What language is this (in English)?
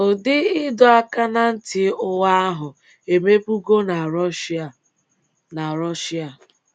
Igbo